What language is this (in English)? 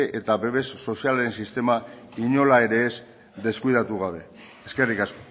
Basque